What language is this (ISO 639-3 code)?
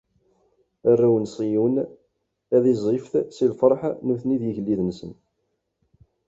kab